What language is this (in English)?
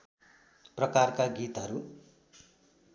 Nepali